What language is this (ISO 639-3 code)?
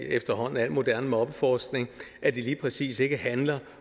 dan